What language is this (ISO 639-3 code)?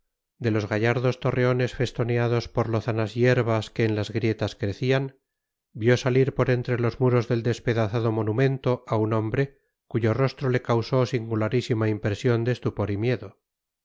spa